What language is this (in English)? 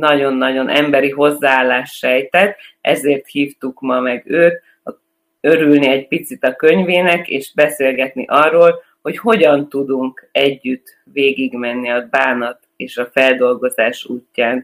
Hungarian